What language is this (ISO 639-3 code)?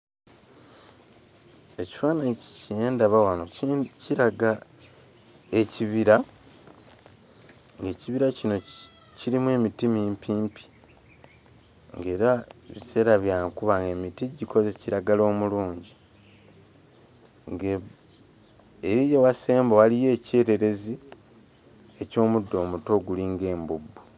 lug